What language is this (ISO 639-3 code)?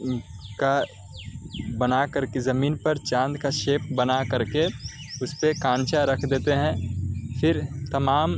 urd